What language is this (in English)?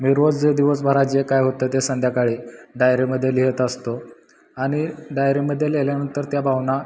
Marathi